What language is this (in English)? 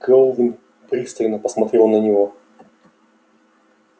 Russian